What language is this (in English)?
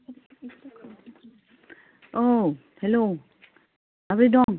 Bodo